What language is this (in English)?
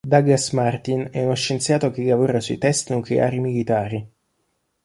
Italian